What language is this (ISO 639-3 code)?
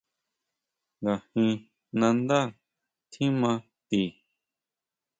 mau